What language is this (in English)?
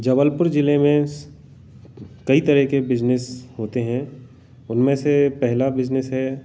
Hindi